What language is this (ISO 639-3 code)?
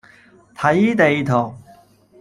yue